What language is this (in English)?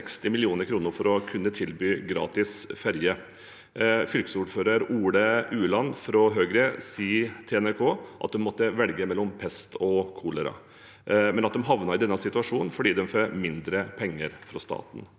Norwegian